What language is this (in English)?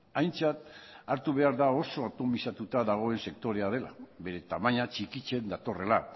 Basque